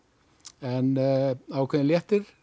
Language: Icelandic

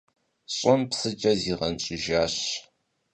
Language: Kabardian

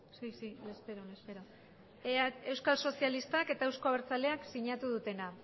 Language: Basque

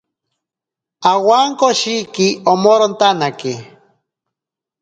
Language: Ashéninka Perené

